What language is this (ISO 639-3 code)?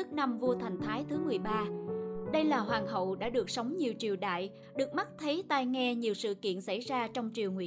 vie